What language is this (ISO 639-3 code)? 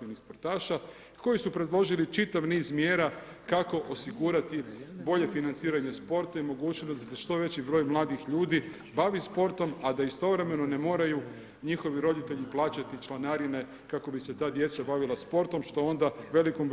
hrv